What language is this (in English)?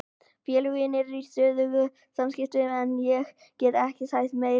Icelandic